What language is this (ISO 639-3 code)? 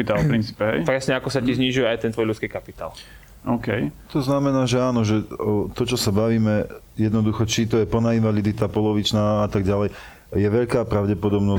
slk